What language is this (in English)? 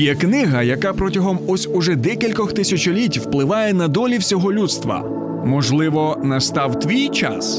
Ukrainian